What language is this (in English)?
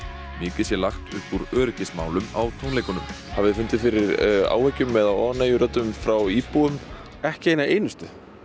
Icelandic